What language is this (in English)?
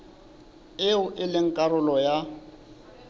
Southern Sotho